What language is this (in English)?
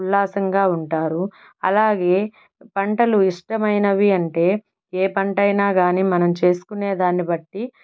Telugu